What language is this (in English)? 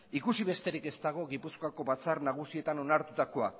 Basque